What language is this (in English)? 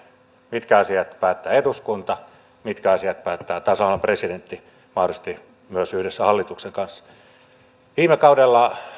Finnish